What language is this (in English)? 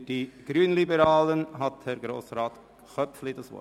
Swiss German